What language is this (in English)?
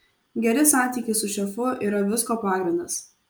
Lithuanian